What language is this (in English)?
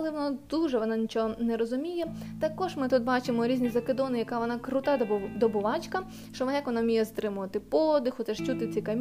Ukrainian